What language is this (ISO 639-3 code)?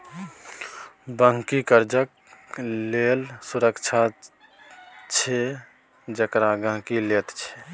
mai